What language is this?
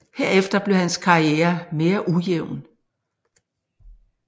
Danish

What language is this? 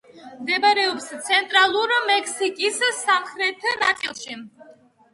Georgian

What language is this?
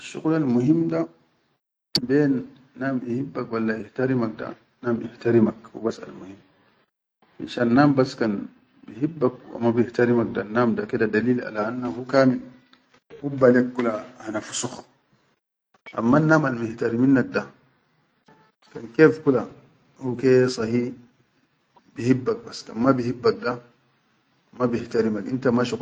Chadian Arabic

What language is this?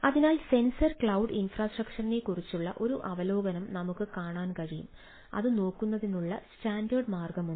Malayalam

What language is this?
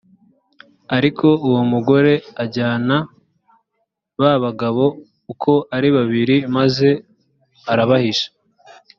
Kinyarwanda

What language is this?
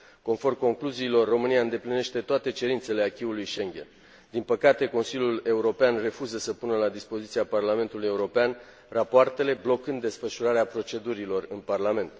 Romanian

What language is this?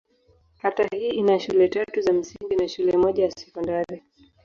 Swahili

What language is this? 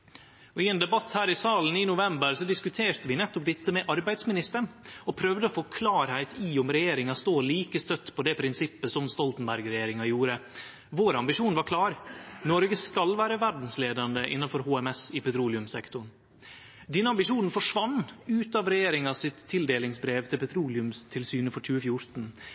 Norwegian Nynorsk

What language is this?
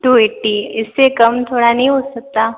Hindi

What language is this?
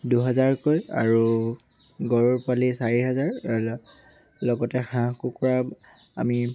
Assamese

